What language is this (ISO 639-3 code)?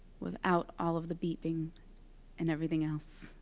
eng